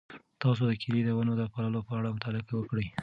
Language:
Pashto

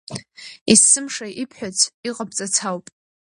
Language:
Abkhazian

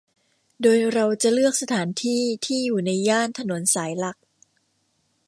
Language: Thai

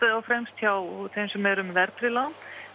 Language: Icelandic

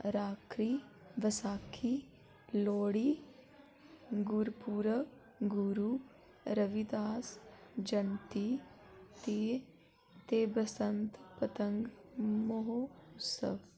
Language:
Dogri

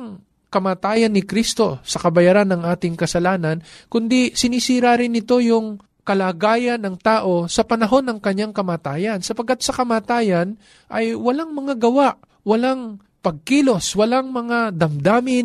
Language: Filipino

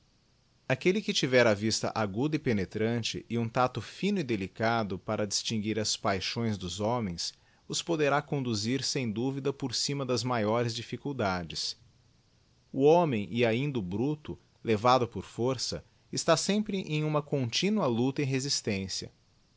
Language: Portuguese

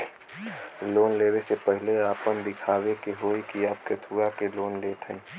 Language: Bhojpuri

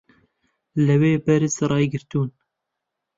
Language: Central Kurdish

